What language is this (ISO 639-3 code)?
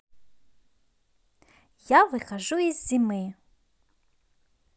rus